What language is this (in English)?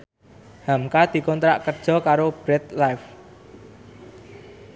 Javanese